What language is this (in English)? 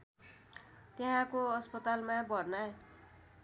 Nepali